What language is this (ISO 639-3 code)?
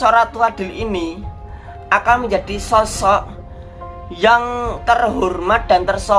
ind